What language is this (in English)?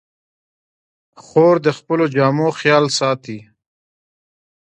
Pashto